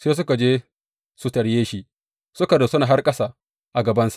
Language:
Hausa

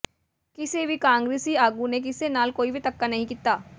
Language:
Punjabi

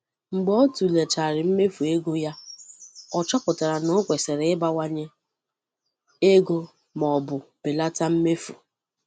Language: Igbo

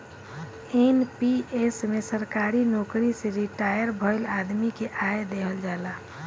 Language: Bhojpuri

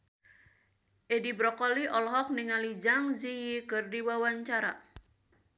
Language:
Sundanese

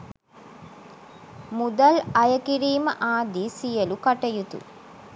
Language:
Sinhala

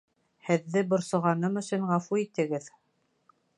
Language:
Bashkir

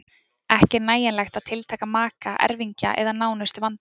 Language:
Icelandic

